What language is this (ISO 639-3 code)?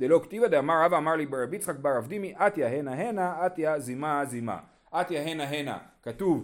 heb